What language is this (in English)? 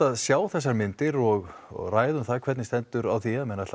Icelandic